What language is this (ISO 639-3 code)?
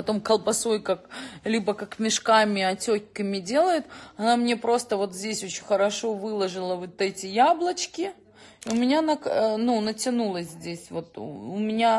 rus